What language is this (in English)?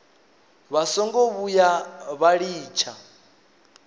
Venda